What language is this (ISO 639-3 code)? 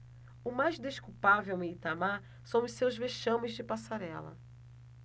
por